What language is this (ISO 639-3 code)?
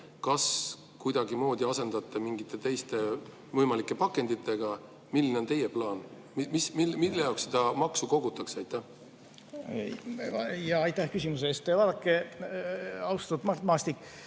est